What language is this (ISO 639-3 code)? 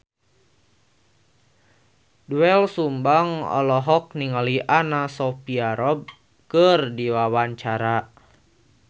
sun